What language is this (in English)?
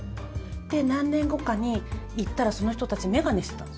Japanese